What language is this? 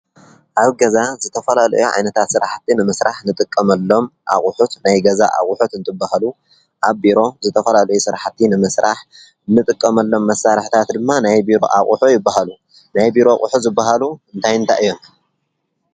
Tigrinya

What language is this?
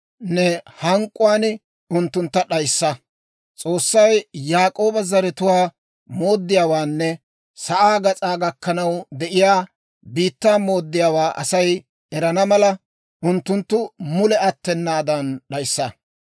Dawro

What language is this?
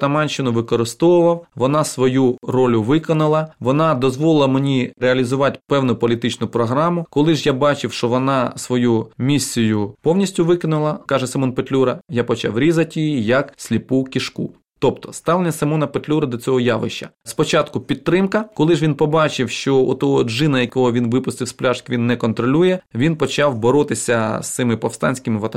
Ukrainian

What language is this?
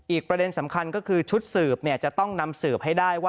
Thai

